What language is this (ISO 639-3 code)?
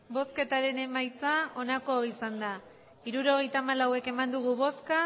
eus